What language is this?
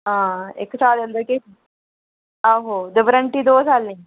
Dogri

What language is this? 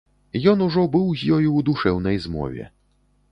Belarusian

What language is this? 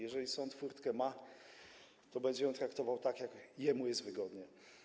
Polish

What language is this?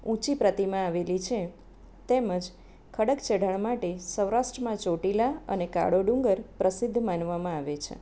Gujarati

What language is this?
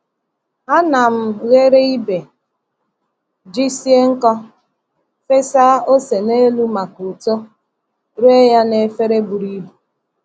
Igbo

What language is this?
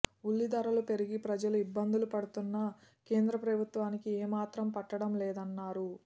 Telugu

